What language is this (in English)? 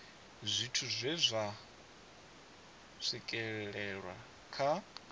Venda